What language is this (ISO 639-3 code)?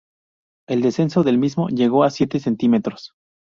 spa